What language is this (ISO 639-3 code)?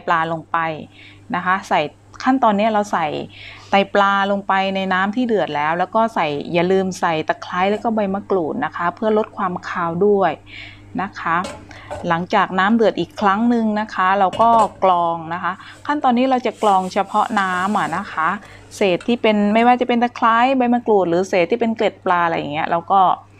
tha